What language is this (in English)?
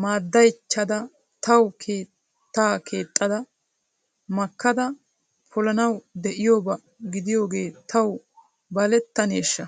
Wolaytta